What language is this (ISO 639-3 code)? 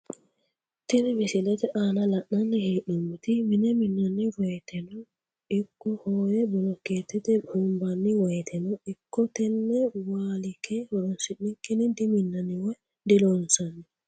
sid